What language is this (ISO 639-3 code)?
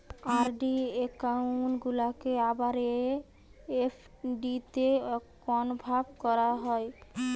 ben